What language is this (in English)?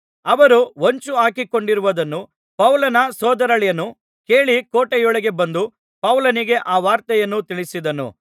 Kannada